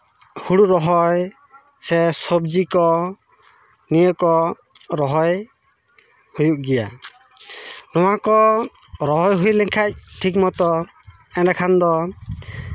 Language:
Santali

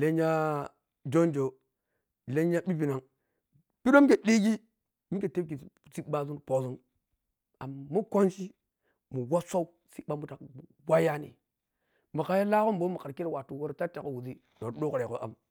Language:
Piya-Kwonci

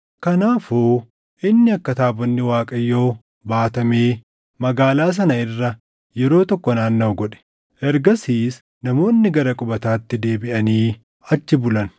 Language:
Oromo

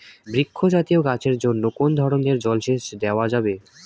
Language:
Bangla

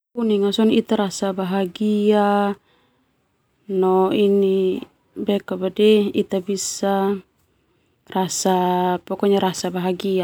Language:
Termanu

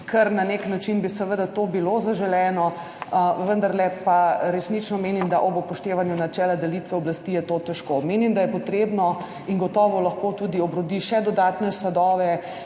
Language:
Slovenian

